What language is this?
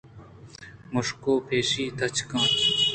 Eastern Balochi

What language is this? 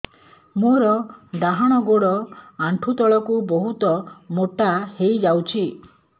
Odia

